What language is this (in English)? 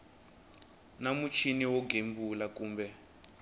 Tsonga